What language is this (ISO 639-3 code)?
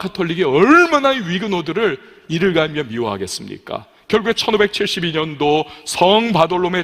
kor